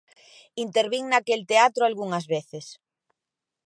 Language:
Galician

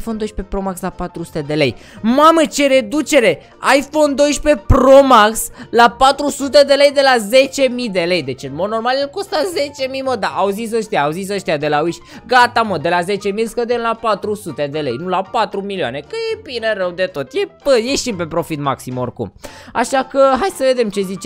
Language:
Romanian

